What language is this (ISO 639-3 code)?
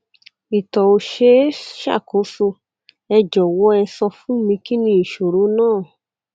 yor